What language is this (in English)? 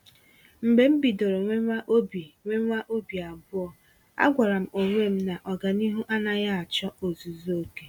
Igbo